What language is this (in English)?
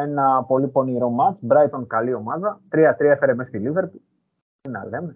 Greek